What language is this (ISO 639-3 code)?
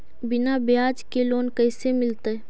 mag